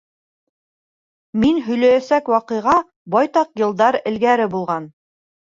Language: Bashkir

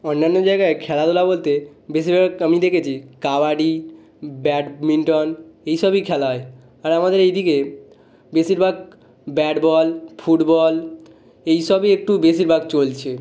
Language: Bangla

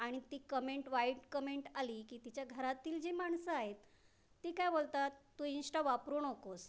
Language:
Marathi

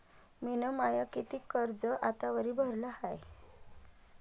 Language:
Marathi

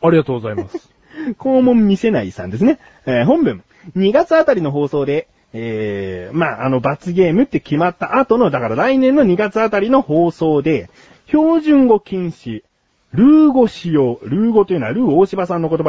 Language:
Japanese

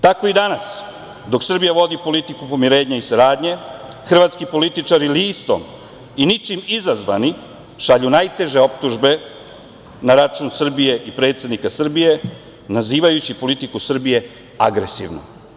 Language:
Serbian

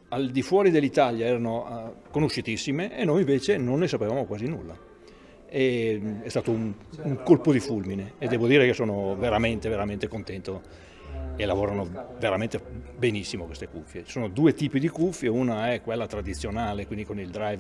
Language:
Italian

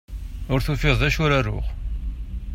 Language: Kabyle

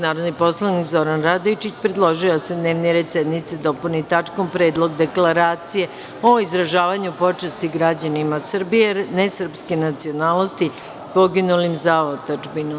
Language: Serbian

